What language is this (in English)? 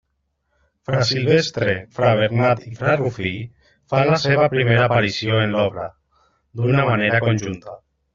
Catalan